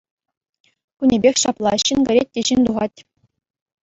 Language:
Chuvash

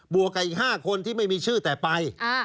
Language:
Thai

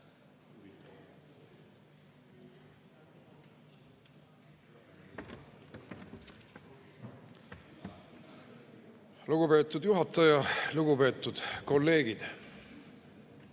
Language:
Estonian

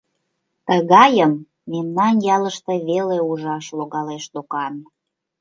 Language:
Mari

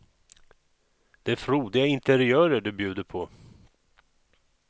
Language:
Swedish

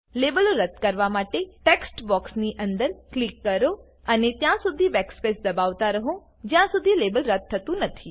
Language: Gujarati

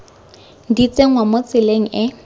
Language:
Tswana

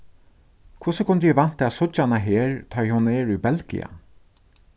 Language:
Faroese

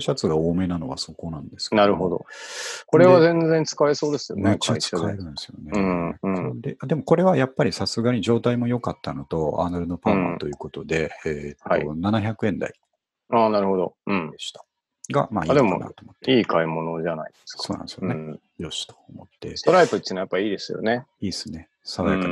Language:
Japanese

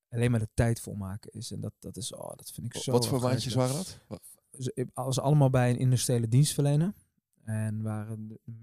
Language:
Dutch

